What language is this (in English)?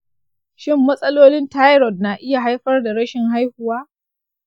Hausa